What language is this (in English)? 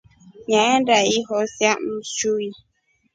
Rombo